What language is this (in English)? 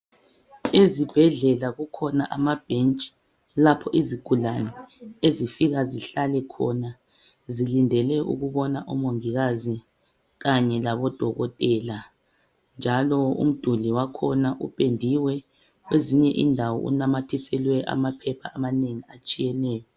North Ndebele